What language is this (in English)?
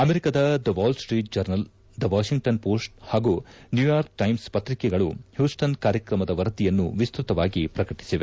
Kannada